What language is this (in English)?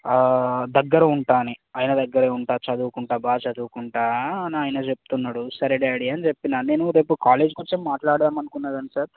Telugu